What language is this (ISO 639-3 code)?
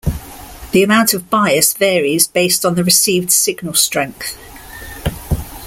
eng